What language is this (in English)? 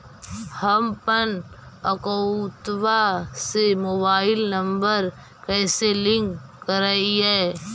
Magahi